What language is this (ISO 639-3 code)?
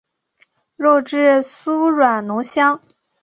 zho